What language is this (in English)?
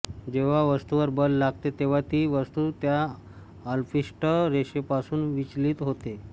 Marathi